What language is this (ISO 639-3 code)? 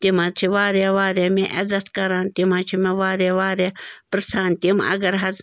kas